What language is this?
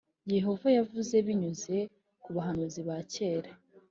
Kinyarwanda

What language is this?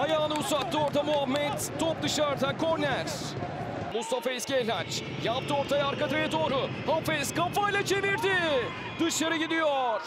Turkish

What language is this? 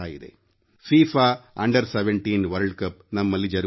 Kannada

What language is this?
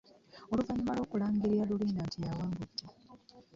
Ganda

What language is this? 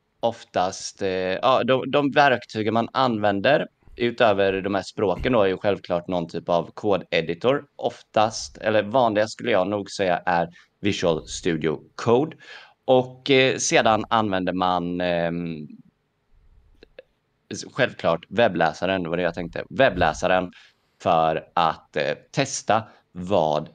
Swedish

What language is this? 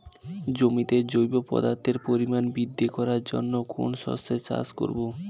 Bangla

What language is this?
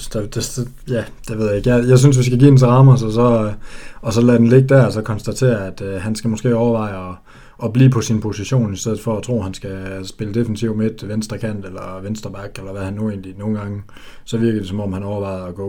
Danish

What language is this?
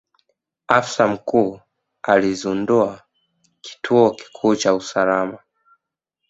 Swahili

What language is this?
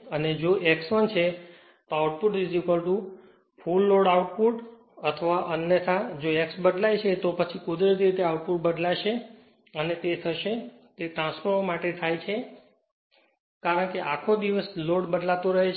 Gujarati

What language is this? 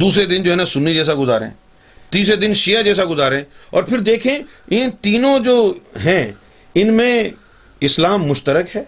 Urdu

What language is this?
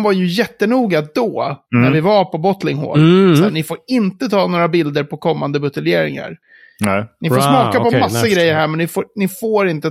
Swedish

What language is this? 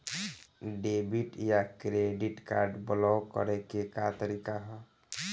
Bhojpuri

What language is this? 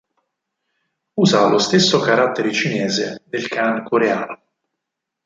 Italian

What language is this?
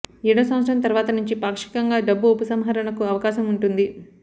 Telugu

